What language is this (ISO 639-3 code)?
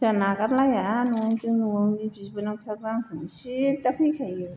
brx